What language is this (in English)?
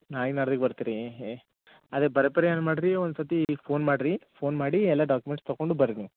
Kannada